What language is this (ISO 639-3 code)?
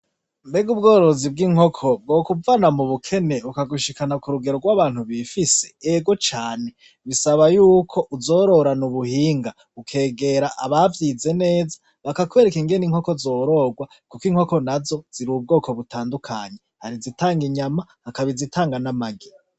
run